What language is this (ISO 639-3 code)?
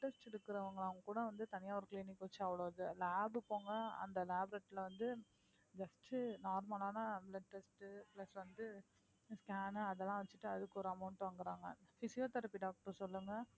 tam